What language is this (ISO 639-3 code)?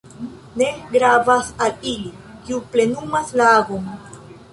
epo